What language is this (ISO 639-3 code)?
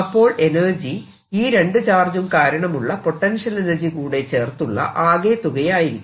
mal